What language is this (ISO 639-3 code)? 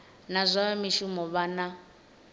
ven